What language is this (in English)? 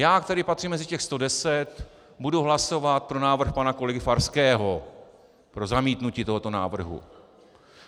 Czech